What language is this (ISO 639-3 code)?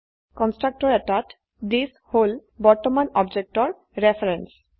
asm